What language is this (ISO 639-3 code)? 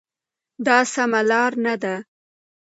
pus